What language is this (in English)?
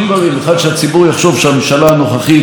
Hebrew